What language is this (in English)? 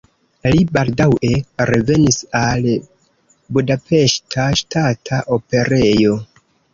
Esperanto